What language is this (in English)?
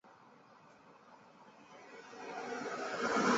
Chinese